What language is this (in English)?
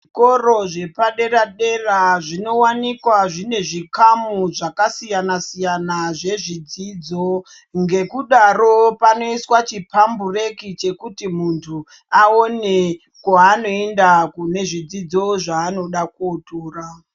Ndau